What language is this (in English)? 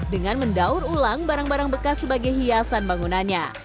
Indonesian